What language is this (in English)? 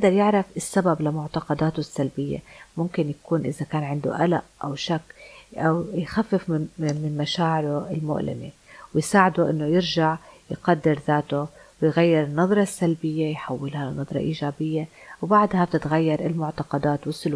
Arabic